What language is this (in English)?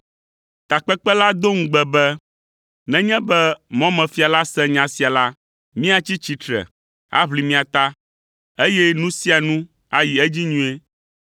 Ewe